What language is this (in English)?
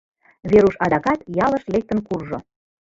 Mari